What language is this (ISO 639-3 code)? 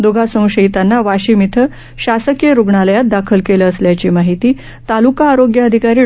mar